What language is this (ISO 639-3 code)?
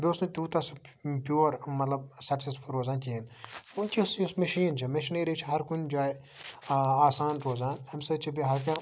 kas